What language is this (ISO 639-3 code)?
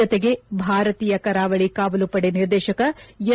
kan